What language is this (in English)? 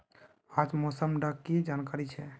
Magahi